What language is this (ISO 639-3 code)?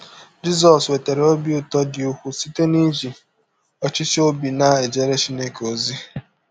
ibo